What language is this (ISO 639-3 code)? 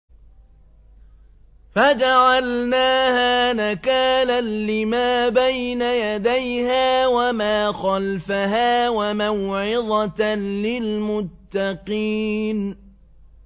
ara